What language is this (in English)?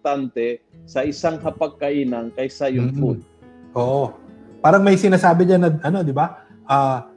Filipino